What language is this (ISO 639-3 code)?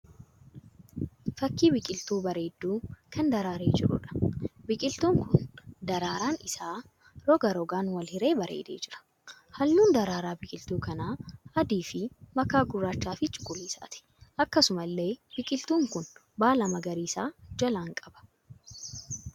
orm